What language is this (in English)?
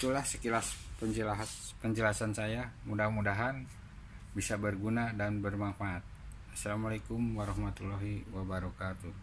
Indonesian